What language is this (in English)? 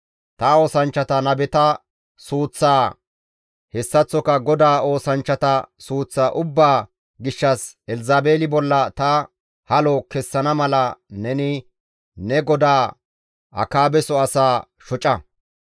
Gamo